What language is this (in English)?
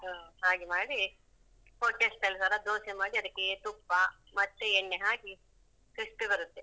Kannada